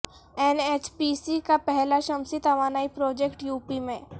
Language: Urdu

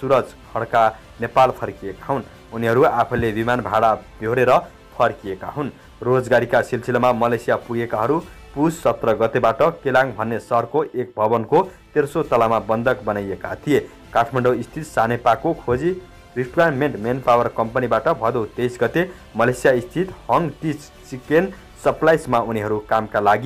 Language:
Hindi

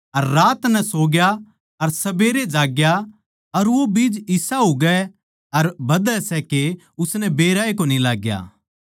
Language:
Haryanvi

